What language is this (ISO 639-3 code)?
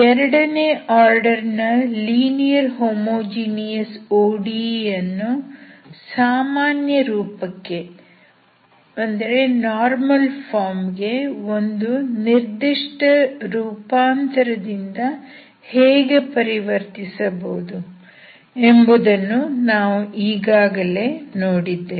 kan